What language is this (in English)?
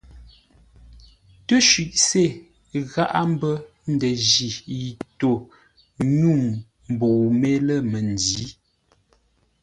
Ngombale